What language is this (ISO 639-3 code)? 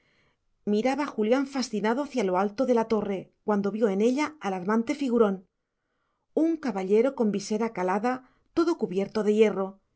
spa